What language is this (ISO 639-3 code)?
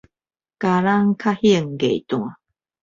nan